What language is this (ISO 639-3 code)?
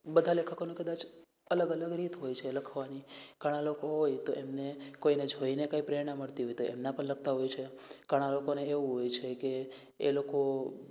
guj